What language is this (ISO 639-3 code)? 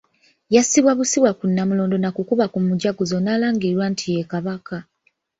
lug